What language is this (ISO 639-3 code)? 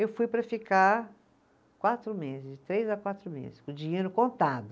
por